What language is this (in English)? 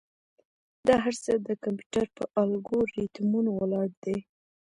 Pashto